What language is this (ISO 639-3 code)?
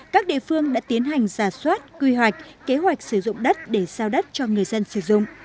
vie